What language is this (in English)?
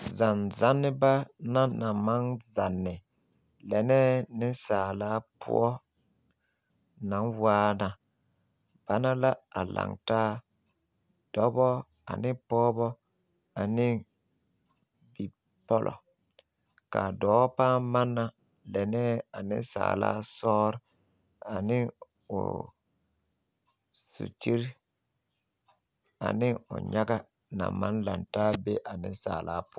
Southern Dagaare